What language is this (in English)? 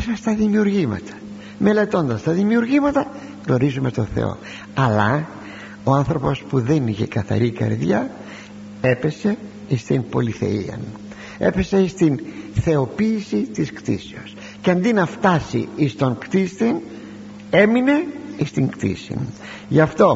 Greek